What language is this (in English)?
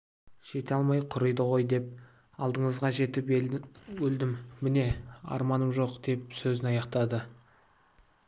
Kazakh